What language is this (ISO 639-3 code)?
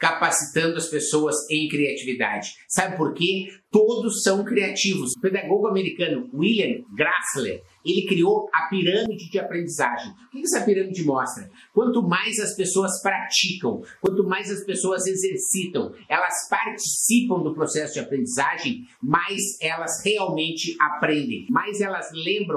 por